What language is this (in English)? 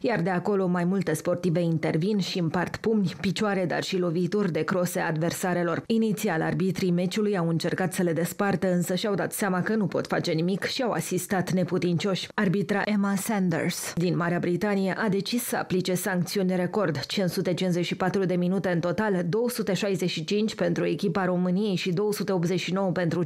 Romanian